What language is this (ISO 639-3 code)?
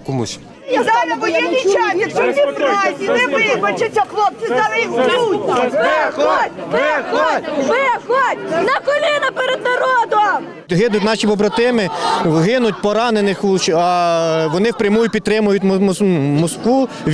ukr